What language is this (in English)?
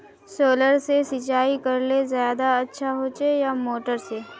Magahi